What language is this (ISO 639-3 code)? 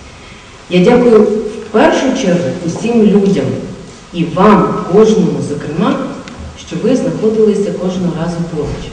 ukr